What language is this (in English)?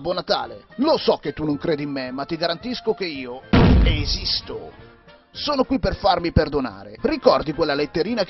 Italian